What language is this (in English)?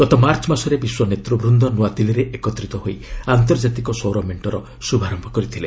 Odia